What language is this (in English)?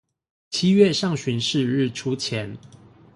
Chinese